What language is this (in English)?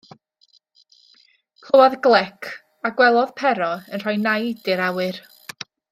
Welsh